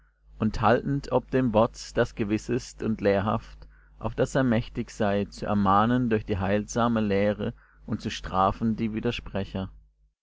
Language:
German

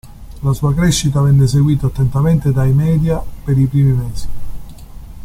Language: Italian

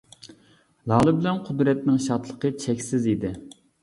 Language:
Uyghur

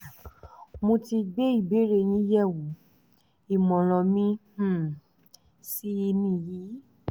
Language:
Yoruba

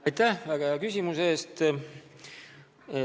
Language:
Estonian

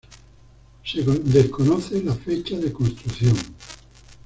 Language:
Spanish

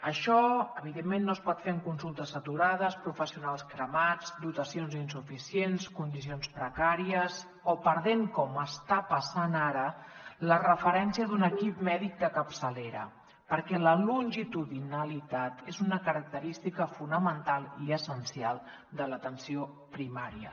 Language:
Catalan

